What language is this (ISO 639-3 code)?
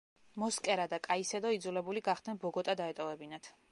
kat